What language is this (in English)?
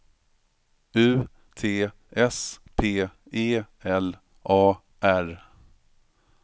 Swedish